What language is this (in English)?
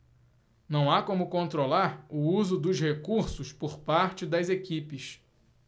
Portuguese